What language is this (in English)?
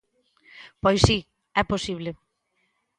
Galician